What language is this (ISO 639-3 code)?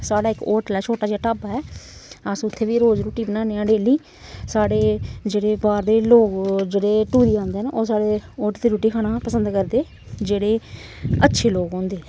doi